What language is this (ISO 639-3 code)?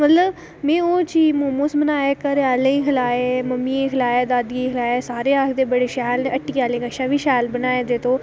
doi